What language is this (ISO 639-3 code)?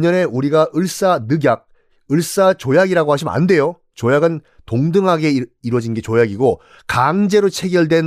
kor